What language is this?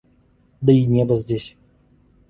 Russian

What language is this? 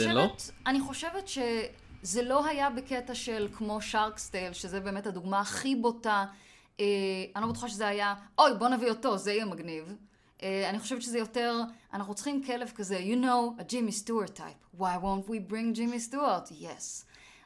Hebrew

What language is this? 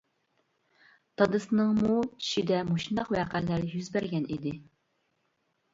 Uyghur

